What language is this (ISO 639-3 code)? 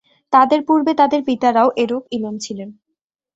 ben